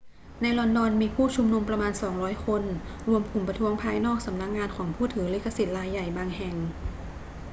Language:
Thai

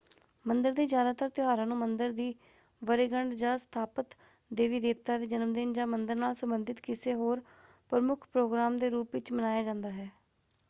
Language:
Punjabi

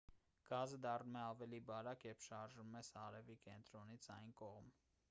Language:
Armenian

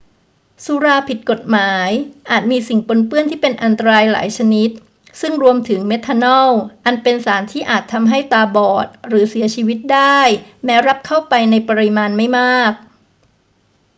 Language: Thai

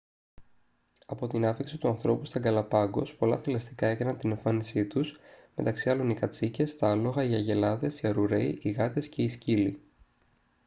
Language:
Greek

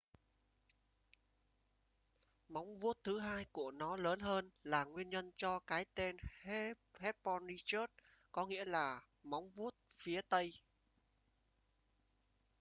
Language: Vietnamese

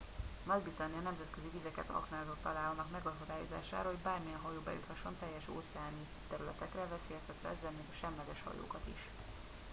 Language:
Hungarian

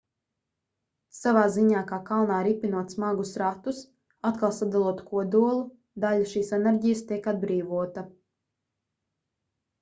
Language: Latvian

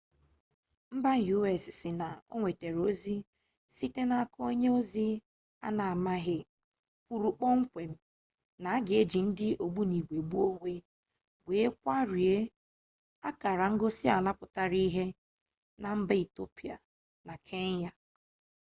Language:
Igbo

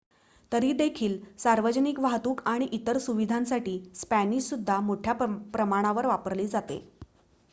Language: Marathi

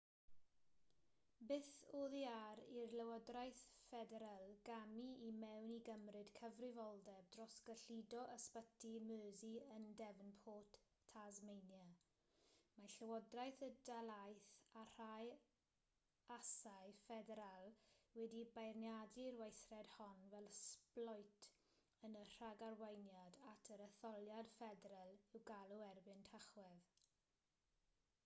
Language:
Welsh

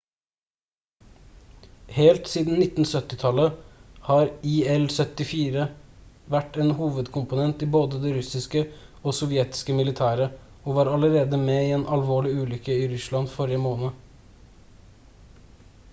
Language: Norwegian Bokmål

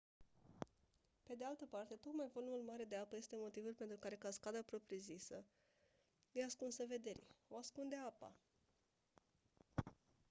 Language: Romanian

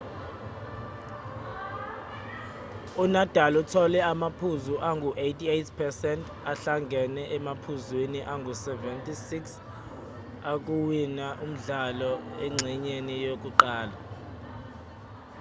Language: Zulu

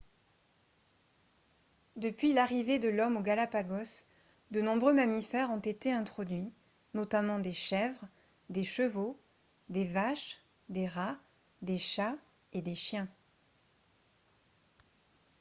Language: French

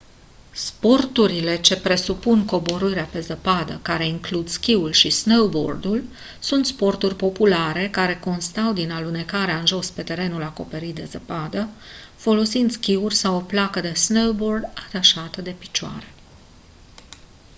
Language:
Romanian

